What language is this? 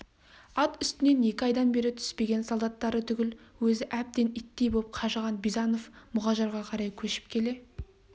Kazakh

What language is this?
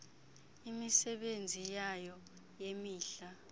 Xhosa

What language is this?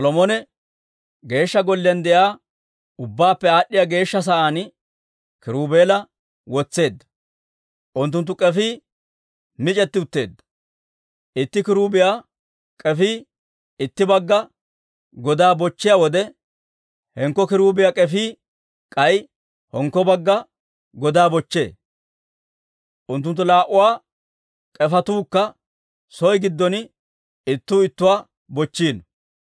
Dawro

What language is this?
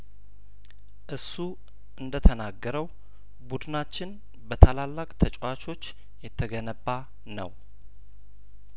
Amharic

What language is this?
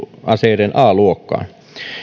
Finnish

